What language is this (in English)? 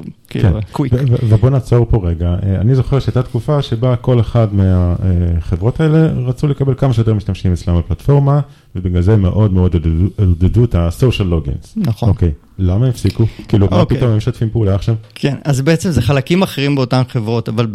Hebrew